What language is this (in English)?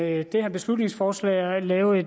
Danish